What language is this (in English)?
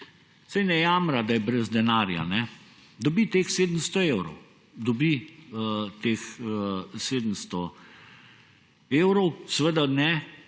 Slovenian